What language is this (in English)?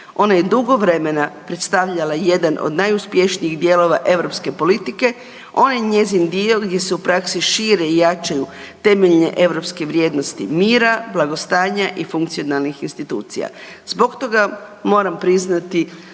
Croatian